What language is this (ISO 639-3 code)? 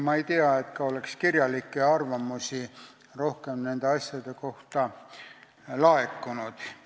est